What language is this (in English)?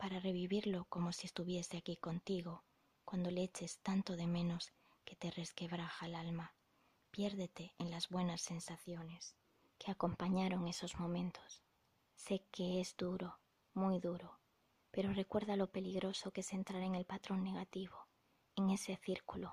Spanish